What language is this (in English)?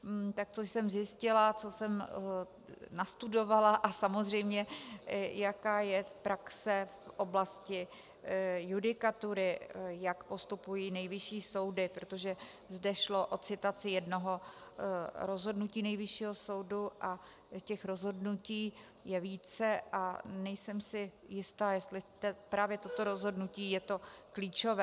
Czech